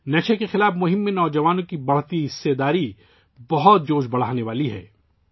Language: Urdu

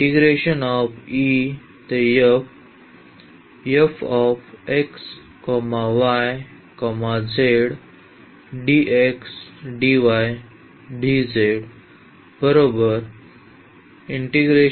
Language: Marathi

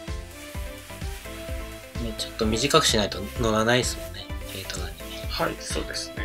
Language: Japanese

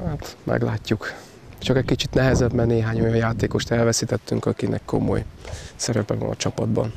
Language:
Hungarian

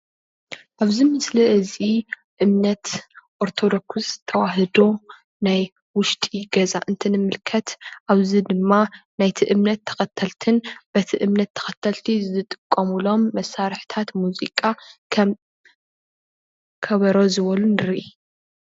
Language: Tigrinya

